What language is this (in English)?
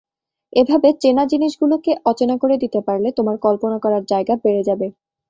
Bangla